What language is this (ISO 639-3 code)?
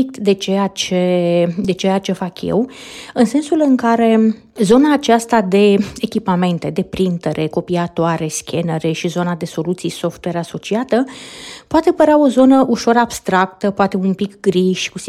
ron